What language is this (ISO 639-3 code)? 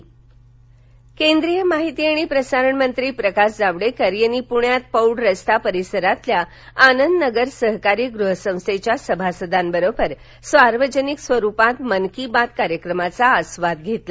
mar